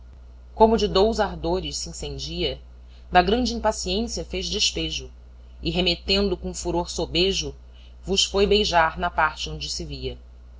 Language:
Portuguese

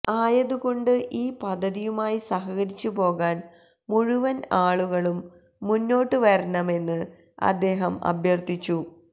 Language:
Malayalam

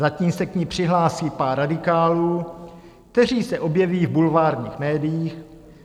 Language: Czech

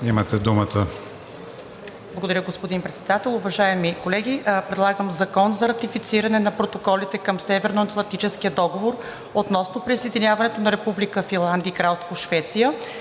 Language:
Bulgarian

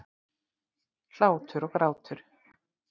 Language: Icelandic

